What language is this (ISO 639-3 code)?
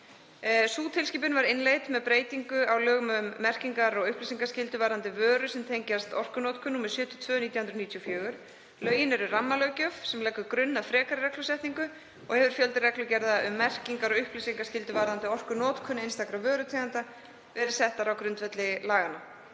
isl